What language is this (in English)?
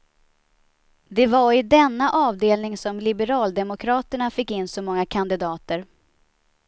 Swedish